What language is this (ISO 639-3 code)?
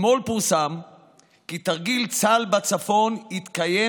heb